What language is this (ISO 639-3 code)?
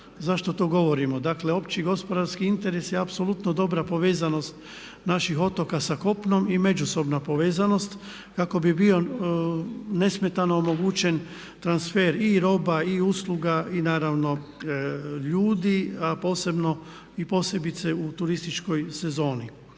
hrv